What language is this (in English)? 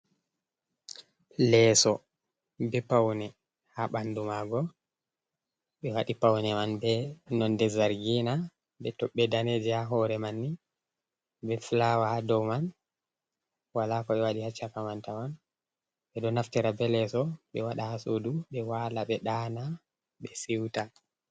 Fula